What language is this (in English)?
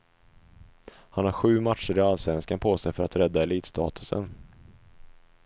Swedish